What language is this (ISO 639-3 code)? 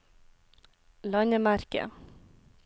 nor